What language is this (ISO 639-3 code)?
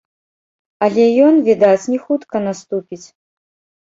bel